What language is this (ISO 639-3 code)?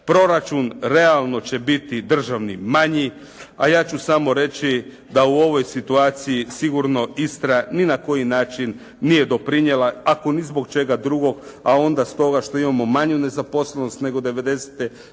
hrv